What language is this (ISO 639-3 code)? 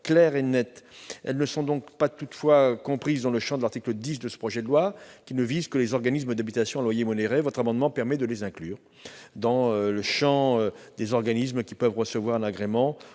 fra